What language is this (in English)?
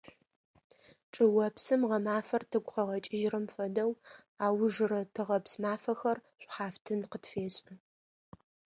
Adyghe